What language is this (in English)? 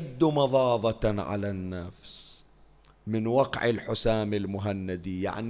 Arabic